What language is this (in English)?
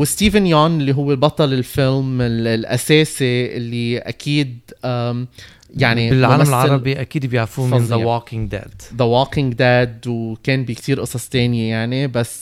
Arabic